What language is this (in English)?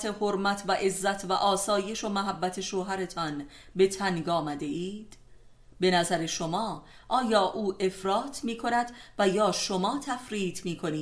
Persian